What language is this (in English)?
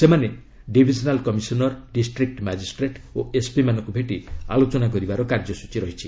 Odia